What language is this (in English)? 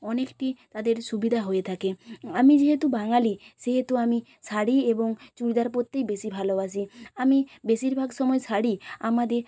Bangla